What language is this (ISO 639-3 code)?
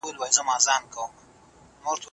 pus